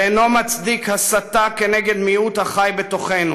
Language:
Hebrew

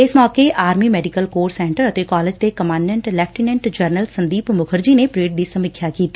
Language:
Punjabi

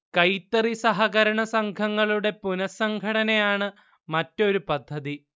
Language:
Malayalam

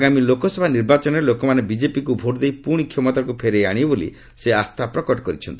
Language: Odia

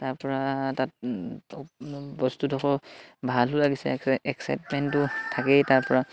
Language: Assamese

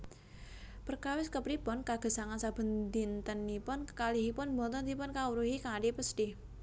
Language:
Javanese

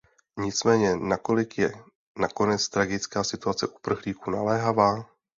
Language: Czech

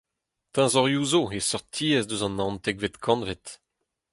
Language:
Breton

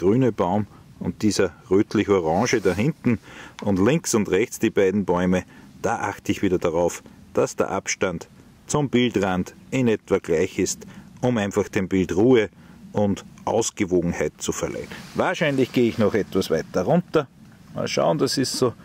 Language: German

